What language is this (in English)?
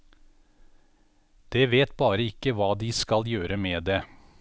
Norwegian